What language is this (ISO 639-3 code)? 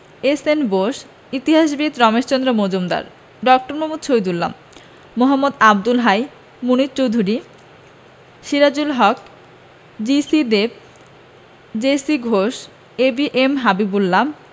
ben